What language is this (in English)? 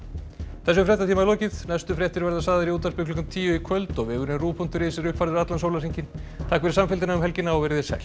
Icelandic